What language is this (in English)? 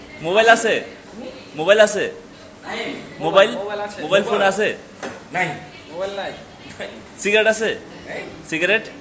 Bangla